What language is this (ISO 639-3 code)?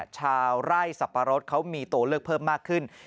tha